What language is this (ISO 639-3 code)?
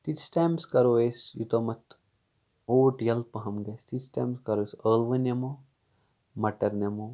kas